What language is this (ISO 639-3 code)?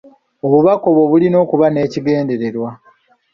lug